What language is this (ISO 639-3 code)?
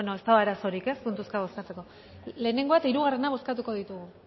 eus